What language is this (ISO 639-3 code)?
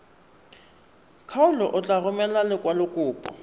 tsn